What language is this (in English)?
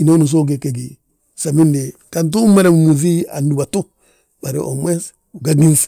Balanta-Ganja